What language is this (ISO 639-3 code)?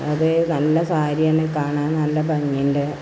mal